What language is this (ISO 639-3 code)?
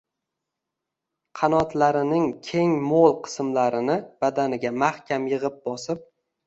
uzb